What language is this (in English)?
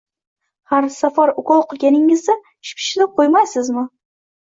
Uzbek